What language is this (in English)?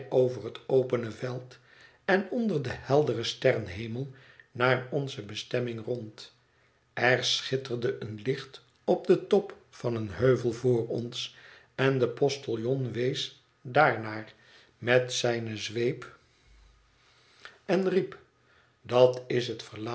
Dutch